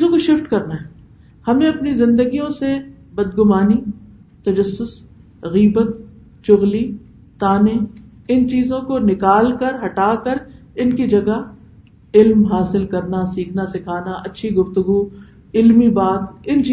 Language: Urdu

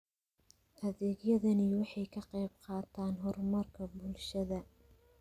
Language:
Somali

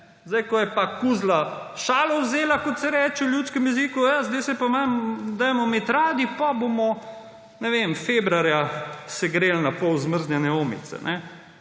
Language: Slovenian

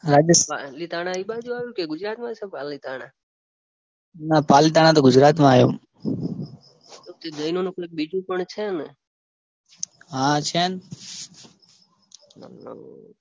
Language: Gujarati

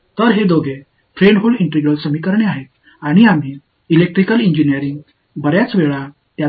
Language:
Tamil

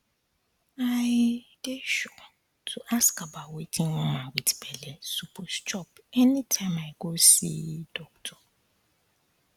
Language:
Nigerian Pidgin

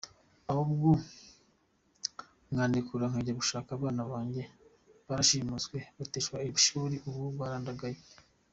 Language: Kinyarwanda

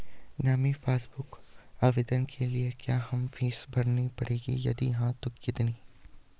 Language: Hindi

